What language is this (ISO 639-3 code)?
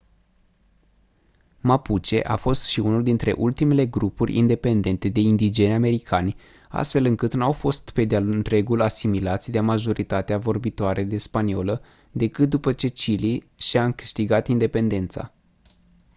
ron